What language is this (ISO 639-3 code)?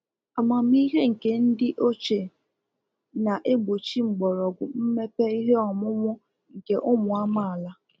ibo